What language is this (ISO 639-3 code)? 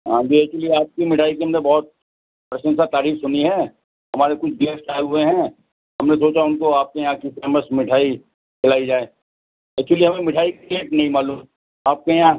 urd